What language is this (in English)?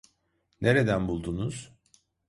Turkish